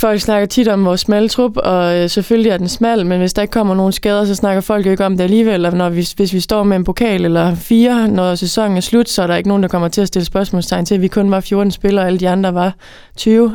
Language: Danish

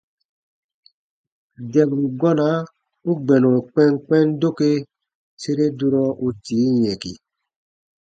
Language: Baatonum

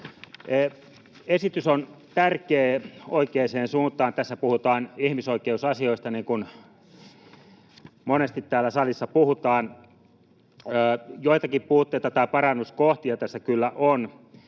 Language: Finnish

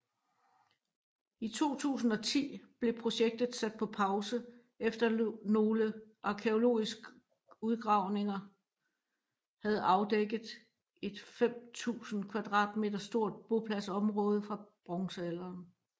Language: Danish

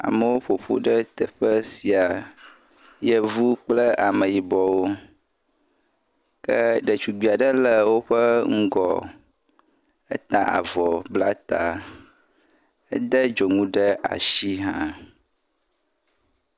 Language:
Ewe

